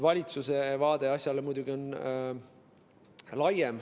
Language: Estonian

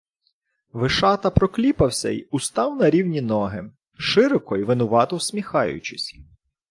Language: Ukrainian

